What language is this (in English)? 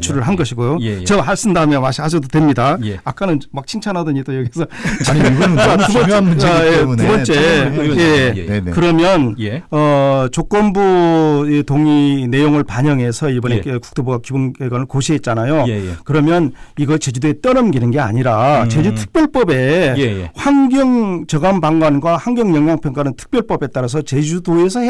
Korean